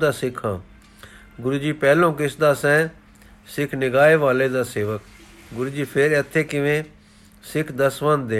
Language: Punjabi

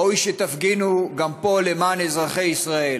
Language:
Hebrew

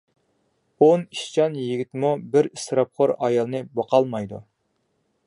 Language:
Uyghur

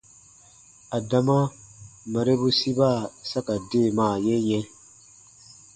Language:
Baatonum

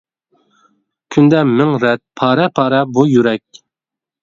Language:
Uyghur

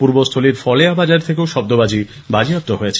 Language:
Bangla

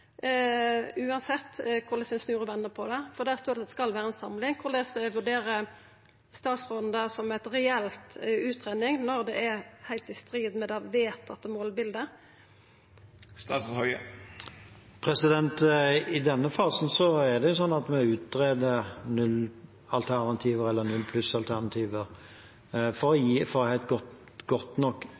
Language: Norwegian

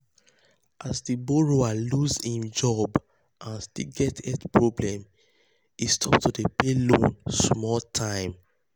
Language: Nigerian Pidgin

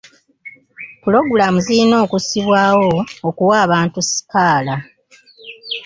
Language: Ganda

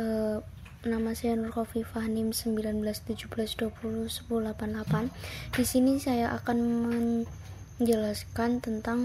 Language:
Indonesian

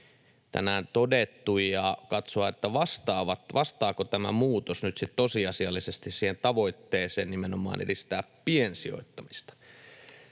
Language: Finnish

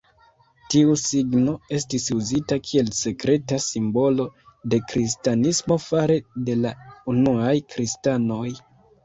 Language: Esperanto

